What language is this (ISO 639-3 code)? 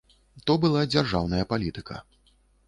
bel